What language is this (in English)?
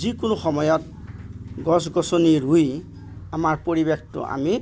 Assamese